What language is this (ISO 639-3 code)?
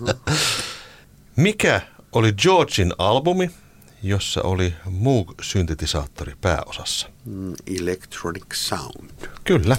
fin